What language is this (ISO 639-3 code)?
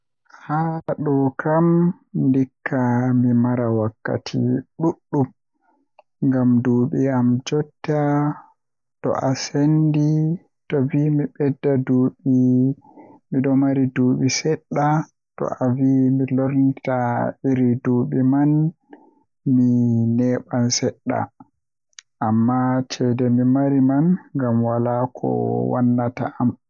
fuh